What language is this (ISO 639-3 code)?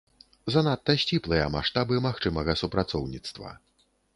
bel